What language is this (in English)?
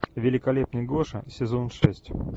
Russian